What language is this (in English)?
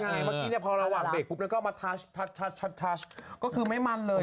Thai